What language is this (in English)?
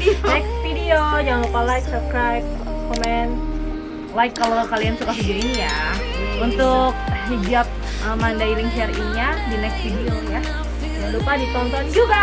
Indonesian